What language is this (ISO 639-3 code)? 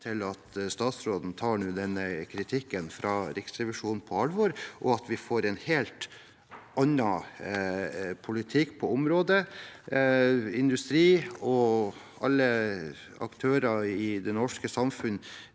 nor